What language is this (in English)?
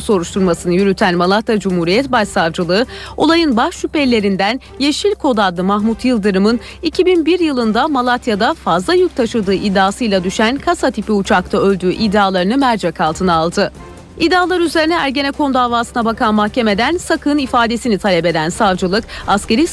Turkish